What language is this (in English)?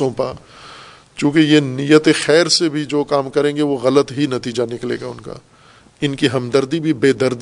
Urdu